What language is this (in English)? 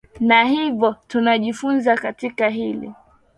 Swahili